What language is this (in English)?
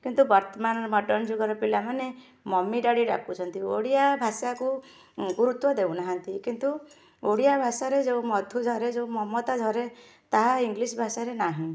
Odia